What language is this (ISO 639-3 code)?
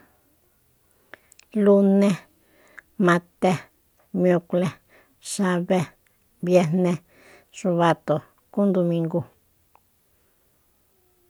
vmp